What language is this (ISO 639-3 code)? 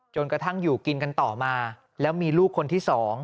tha